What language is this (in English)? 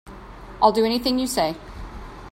English